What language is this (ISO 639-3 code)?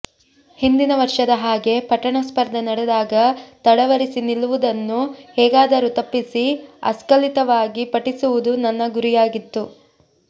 kan